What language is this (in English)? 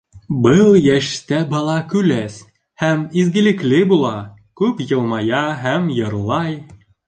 Bashkir